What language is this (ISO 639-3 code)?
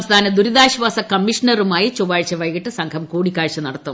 mal